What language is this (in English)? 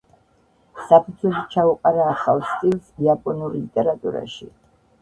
Georgian